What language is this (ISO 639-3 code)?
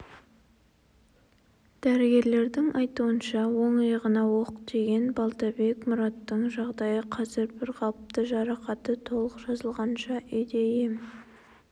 kaz